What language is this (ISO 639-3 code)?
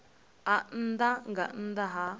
ven